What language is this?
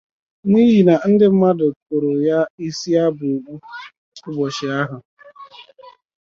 Igbo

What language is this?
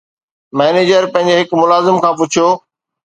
Sindhi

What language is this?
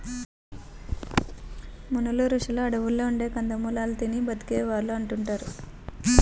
Telugu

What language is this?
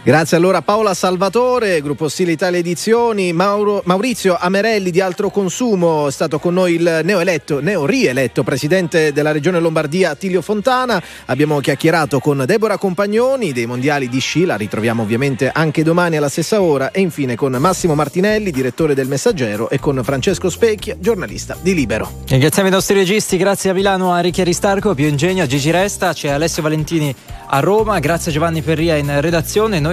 Italian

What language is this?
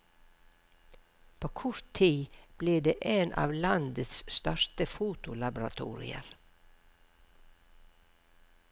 Norwegian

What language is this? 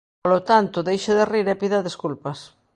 Galician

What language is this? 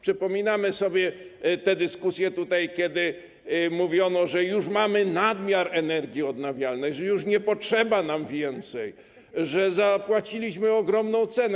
Polish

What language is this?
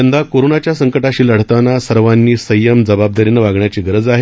Marathi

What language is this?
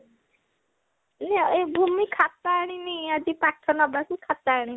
Odia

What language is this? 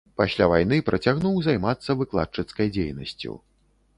Belarusian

